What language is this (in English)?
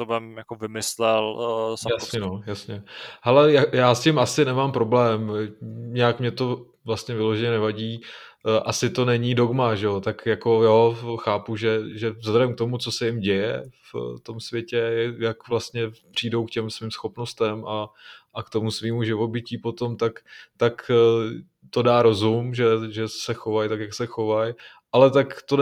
Czech